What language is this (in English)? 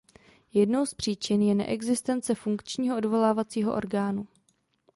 Czech